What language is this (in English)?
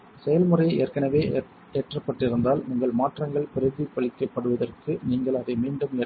Tamil